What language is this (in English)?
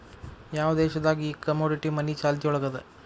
Kannada